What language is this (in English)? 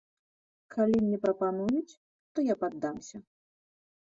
Belarusian